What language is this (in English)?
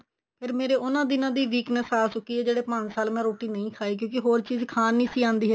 Punjabi